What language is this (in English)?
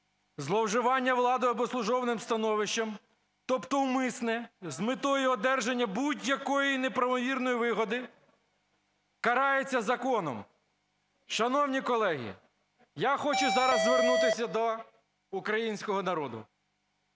Ukrainian